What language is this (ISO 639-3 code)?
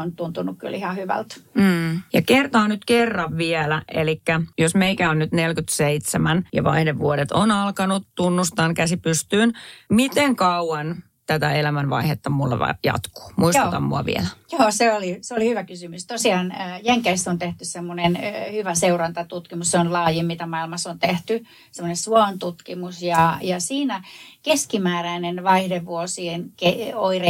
fin